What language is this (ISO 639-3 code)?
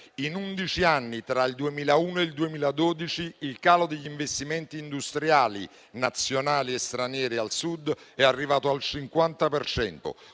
ita